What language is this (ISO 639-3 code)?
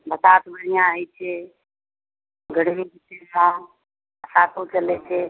mai